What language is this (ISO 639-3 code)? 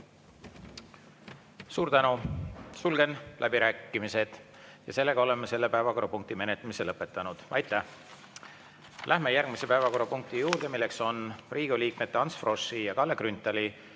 est